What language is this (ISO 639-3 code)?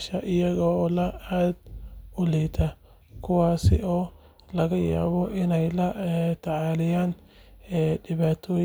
som